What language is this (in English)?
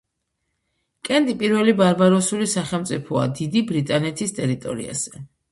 Georgian